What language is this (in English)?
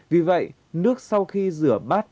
Vietnamese